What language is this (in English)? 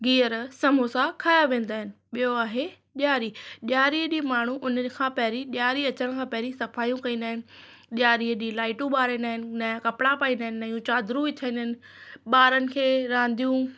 Sindhi